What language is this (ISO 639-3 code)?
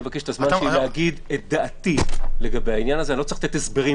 heb